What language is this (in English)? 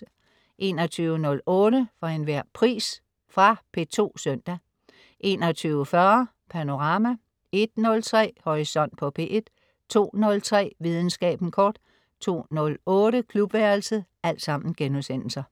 Danish